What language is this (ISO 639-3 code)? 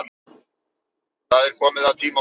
isl